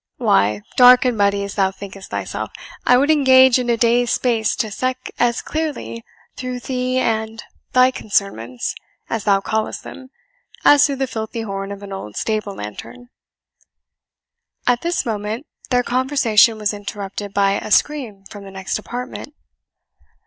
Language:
English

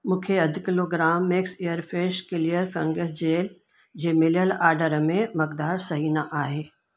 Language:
Sindhi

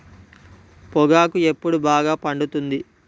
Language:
Telugu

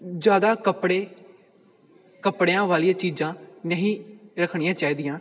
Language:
Punjabi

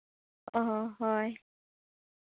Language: Santali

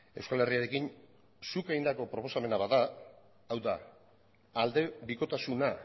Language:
Basque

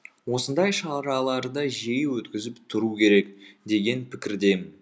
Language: Kazakh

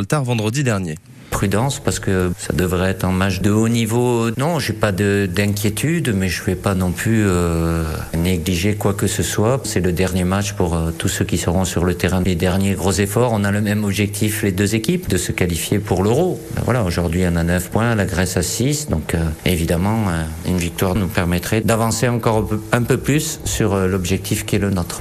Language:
French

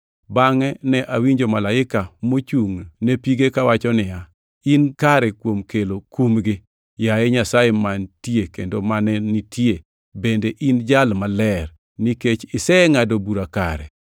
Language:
Luo (Kenya and Tanzania)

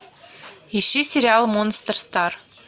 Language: Russian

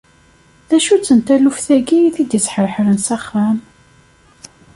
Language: Kabyle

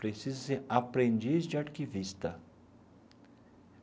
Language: Portuguese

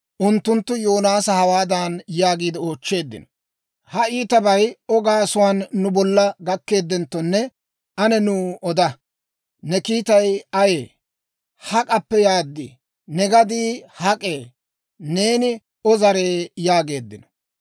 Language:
Dawro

